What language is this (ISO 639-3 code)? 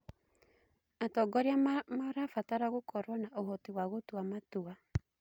kik